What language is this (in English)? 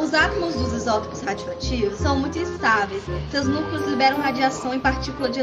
Portuguese